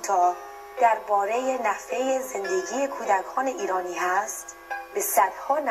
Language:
Persian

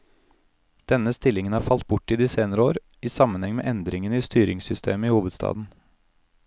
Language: Norwegian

